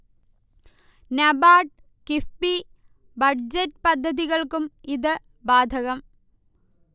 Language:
Malayalam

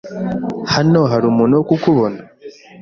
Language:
Kinyarwanda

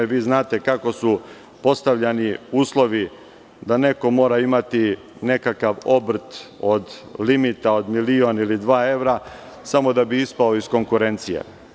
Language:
Serbian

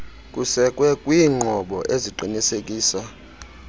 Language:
Xhosa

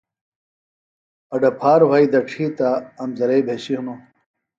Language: Phalura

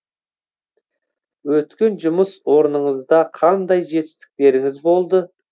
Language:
Kazakh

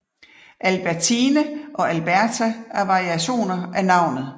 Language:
Danish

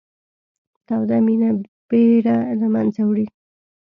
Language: Pashto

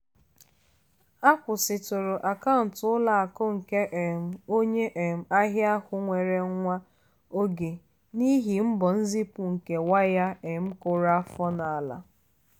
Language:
Igbo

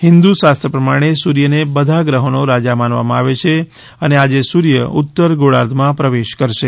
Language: Gujarati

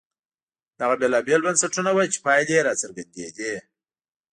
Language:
Pashto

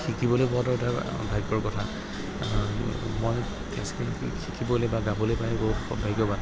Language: Assamese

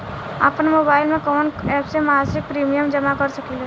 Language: Bhojpuri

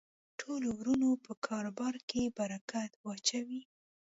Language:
Pashto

